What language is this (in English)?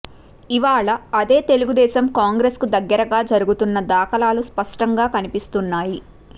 Telugu